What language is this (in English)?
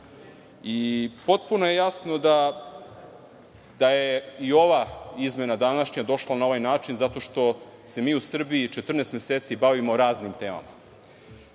Serbian